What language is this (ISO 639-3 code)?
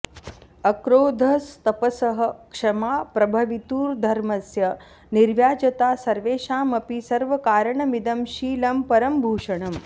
san